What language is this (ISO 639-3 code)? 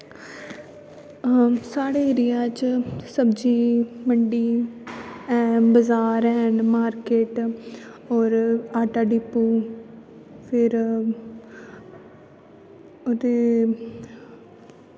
doi